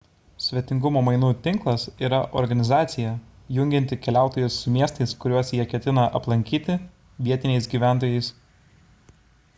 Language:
Lithuanian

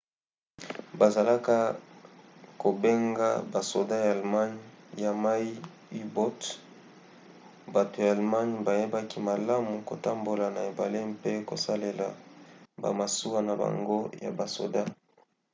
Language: Lingala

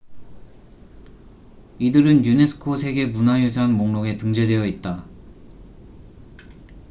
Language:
Korean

